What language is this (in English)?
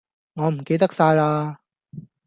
Cantonese